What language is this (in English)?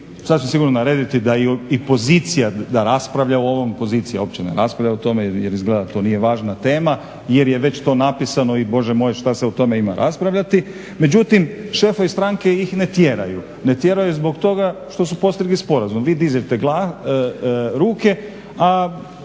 Croatian